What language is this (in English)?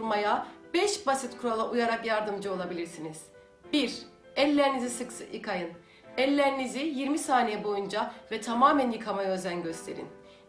Turkish